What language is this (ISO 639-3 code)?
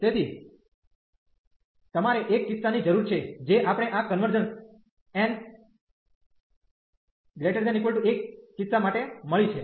guj